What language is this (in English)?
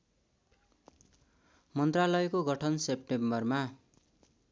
Nepali